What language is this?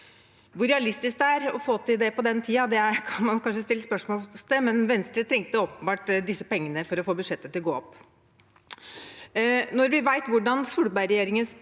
Norwegian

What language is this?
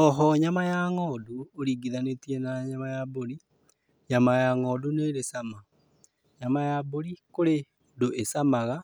Kikuyu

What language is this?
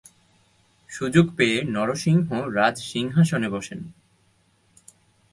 Bangla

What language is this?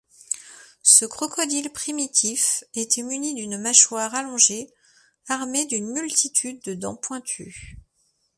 French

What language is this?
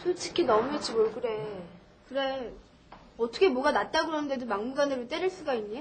Korean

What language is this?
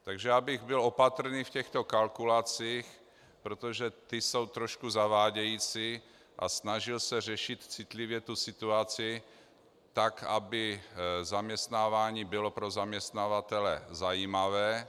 Czech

